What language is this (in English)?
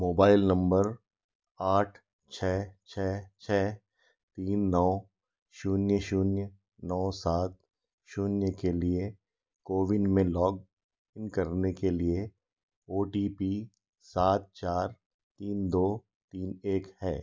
Hindi